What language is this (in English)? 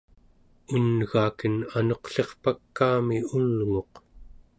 Central Yupik